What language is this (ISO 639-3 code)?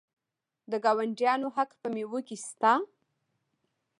pus